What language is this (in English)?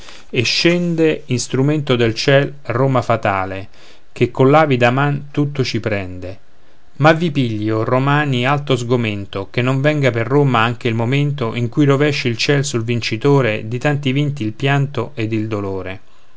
Italian